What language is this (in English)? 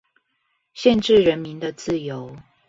Chinese